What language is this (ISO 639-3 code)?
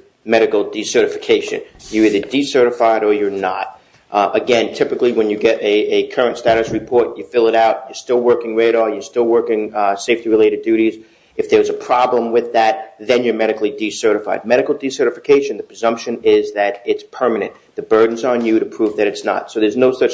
eng